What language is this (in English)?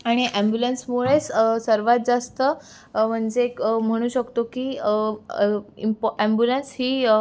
Marathi